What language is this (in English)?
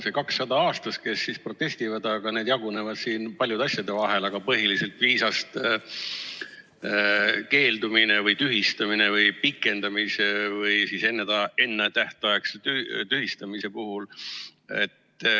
Estonian